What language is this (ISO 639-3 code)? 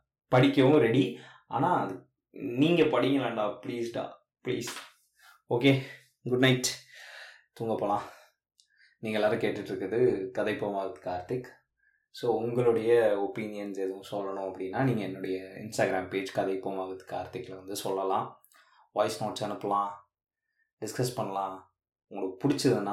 tam